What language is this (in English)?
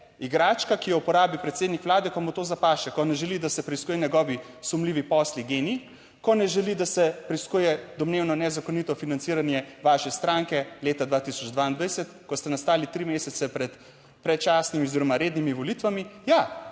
Slovenian